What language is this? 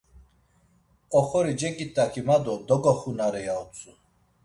Laz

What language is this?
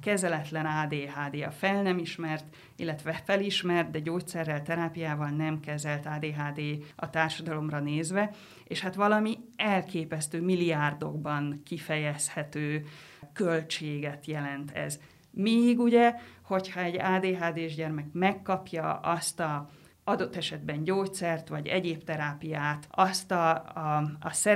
Hungarian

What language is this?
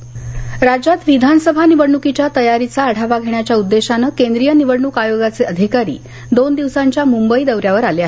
Marathi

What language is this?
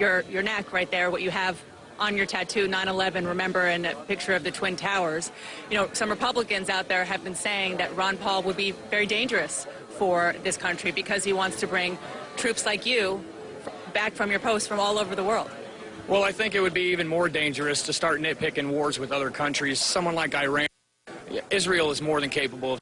English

